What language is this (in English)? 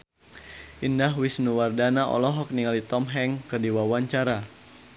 Sundanese